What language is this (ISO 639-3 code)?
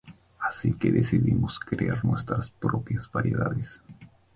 spa